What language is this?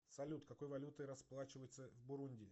Russian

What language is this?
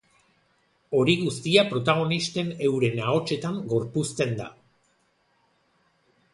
Basque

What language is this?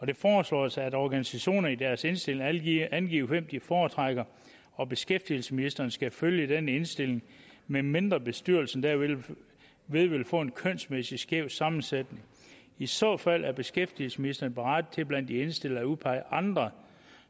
Danish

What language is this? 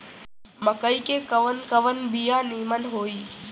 Bhojpuri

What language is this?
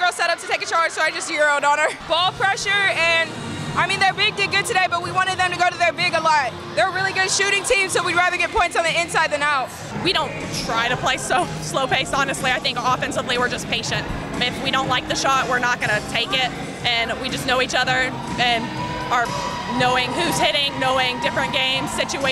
English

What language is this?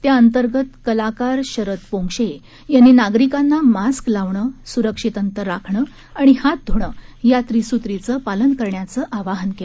Marathi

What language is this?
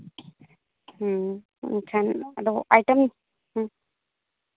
Santali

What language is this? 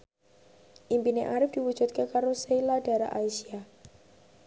Javanese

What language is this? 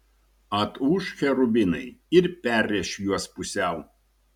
Lithuanian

